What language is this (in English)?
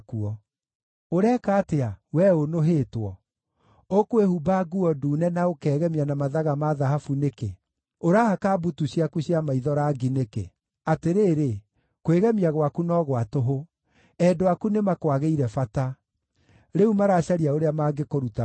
Kikuyu